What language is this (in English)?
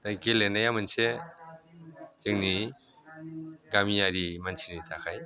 Bodo